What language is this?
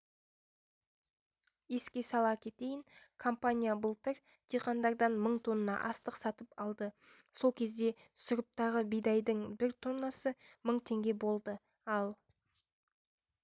Kazakh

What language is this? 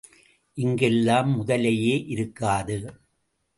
Tamil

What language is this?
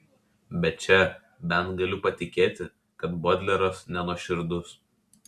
Lithuanian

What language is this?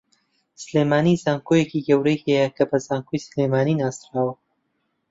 Central Kurdish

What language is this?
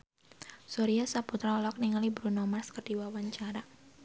Sundanese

